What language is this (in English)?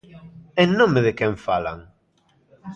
Galician